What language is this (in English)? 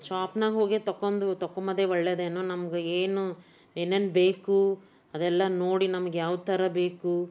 Kannada